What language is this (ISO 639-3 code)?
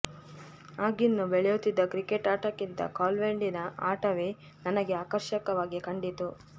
kan